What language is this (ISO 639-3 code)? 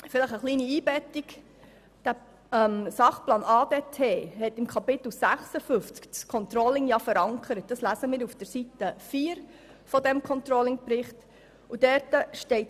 gsw